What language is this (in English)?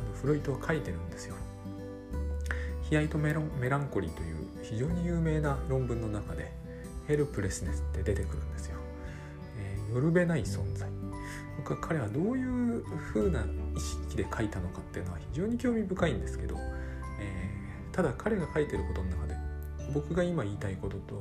Japanese